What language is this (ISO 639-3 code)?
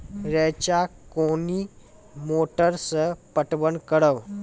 mai